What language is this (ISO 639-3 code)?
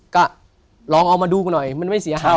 tha